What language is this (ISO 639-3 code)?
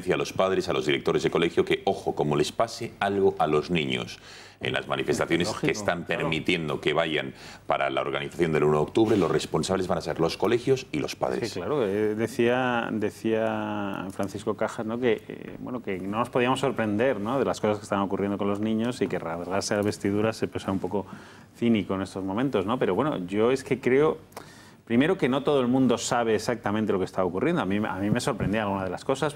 spa